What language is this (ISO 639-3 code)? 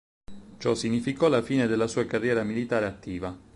ita